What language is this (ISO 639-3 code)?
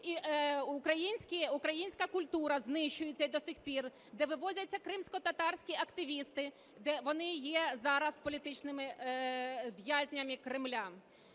ukr